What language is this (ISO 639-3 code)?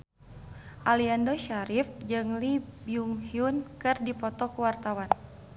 sun